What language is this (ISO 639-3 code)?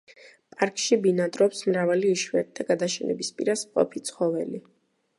kat